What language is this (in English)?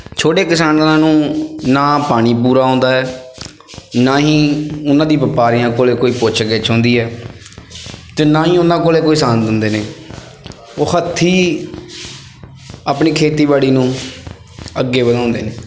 Punjabi